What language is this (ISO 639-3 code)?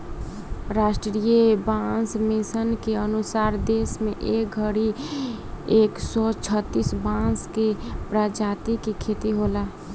bho